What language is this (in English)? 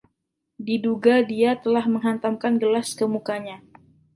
Indonesian